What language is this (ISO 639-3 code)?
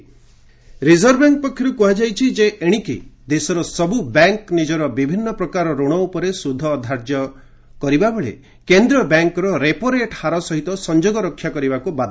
ori